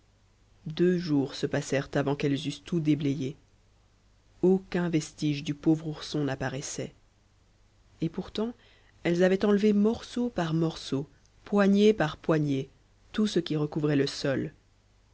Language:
French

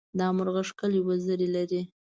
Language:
Pashto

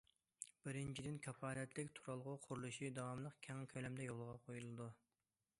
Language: Uyghur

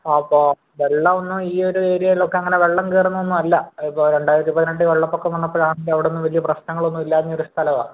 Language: Malayalam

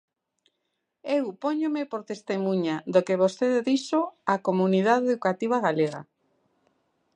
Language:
Galician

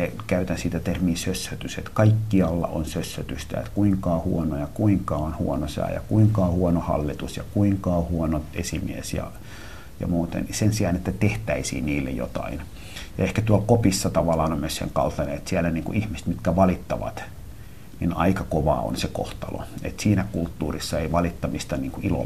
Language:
Finnish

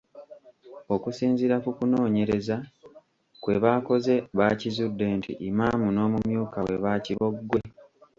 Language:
Ganda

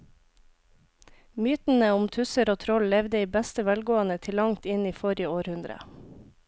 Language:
Norwegian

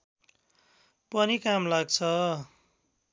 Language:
Nepali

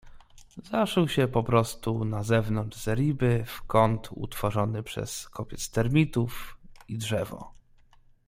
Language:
Polish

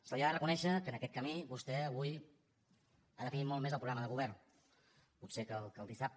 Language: Catalan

